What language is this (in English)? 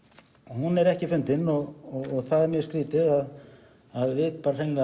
Icelandic